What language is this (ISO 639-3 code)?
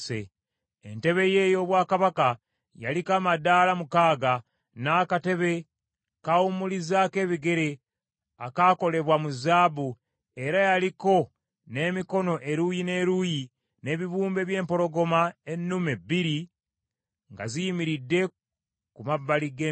lug